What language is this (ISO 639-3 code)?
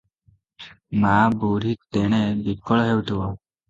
ori